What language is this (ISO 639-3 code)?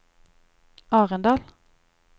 nor